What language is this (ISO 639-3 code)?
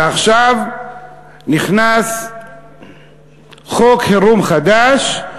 heb